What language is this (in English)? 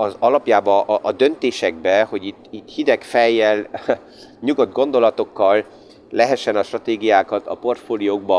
Hungarian